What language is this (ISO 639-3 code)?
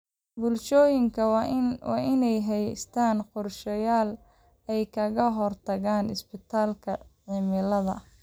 som